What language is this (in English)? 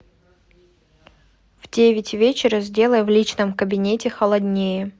Russian